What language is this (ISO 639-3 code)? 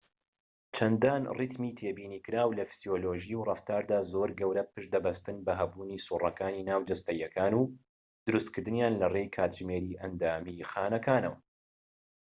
ckb